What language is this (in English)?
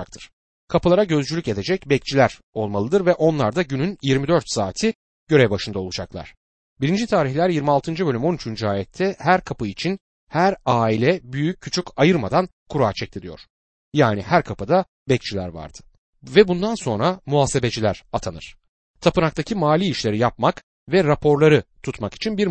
Turkish